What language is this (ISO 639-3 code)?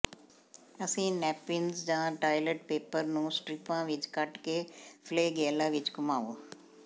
pan